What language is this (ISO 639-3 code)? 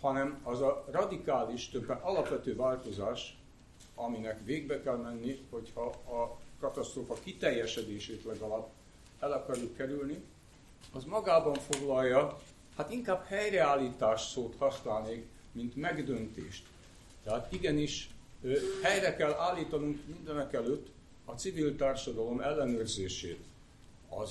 hun